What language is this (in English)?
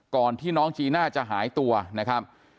Thai